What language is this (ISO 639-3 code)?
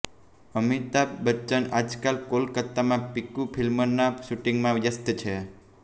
guj